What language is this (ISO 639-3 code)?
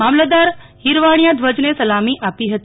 guj